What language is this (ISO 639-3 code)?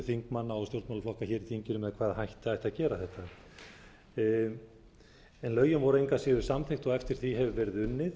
isl